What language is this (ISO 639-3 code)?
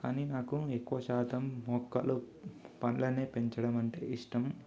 tel